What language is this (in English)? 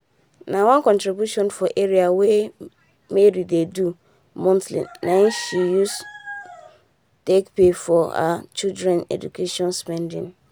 Nigerian Pidgin